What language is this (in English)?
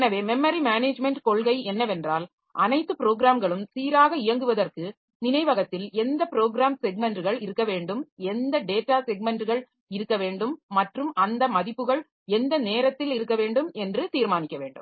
Tamil